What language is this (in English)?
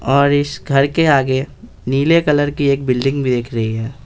Hindi